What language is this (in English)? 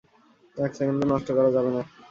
Bangla